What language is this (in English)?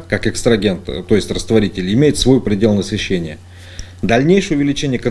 Russian